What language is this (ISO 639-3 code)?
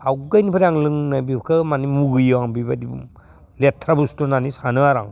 brx